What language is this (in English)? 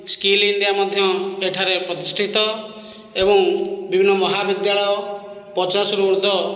Odia